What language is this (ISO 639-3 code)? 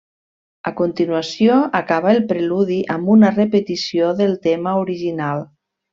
cat